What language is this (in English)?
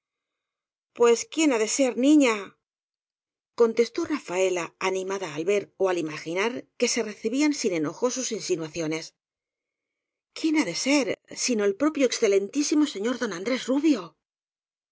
Spanish